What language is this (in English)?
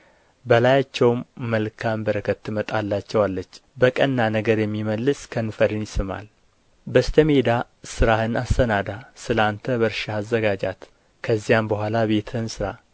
Amharic